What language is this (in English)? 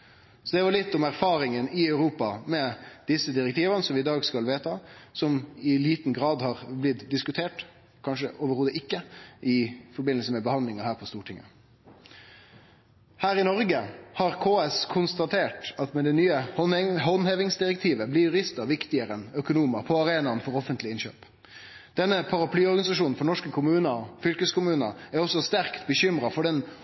Norwegian Nynorsk